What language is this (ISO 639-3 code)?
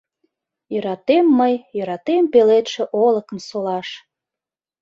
chm